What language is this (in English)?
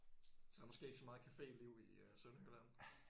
Danish